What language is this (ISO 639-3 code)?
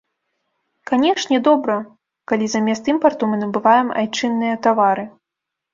bel